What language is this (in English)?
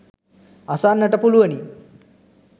Sinhala